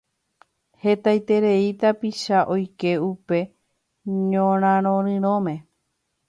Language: Guarani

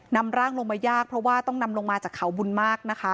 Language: Thai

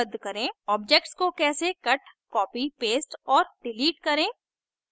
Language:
Hindi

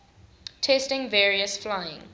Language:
English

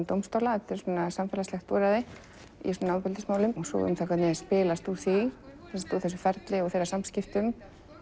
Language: Icelandic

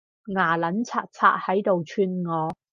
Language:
Cantonese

